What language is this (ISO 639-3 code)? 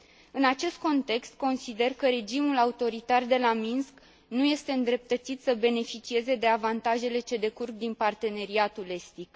ron